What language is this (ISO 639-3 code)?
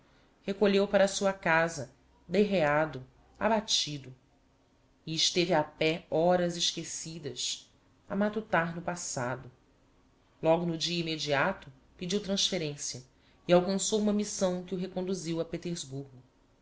por